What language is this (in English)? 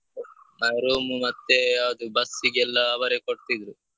Kannada